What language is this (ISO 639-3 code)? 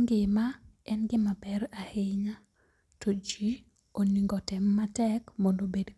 luo